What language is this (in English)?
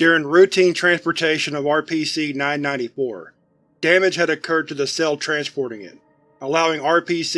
English